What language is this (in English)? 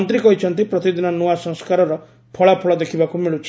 Odia